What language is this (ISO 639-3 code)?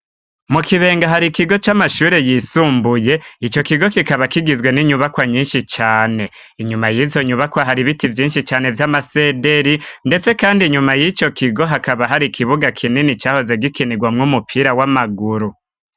run